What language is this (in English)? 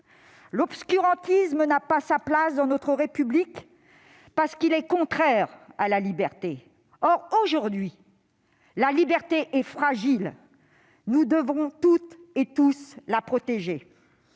French